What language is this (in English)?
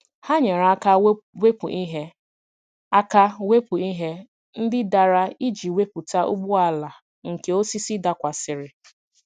Igbo